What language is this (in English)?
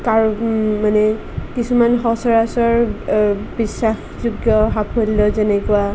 Assamese